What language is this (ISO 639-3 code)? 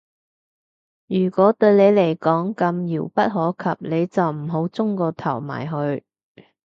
yue